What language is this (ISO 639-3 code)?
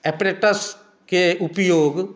mai